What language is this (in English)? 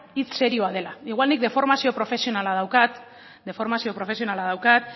Basque